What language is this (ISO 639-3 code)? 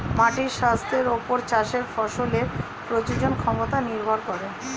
ben